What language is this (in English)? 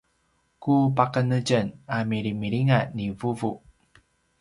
Paiwan